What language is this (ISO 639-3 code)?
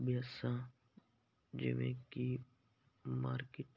pan